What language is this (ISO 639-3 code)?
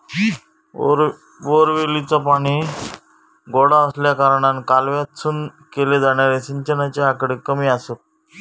mar